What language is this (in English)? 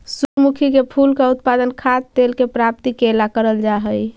Magahi